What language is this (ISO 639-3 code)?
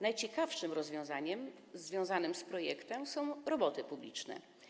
pol